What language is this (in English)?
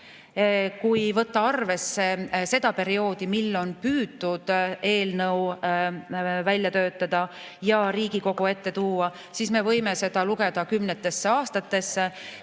Estonian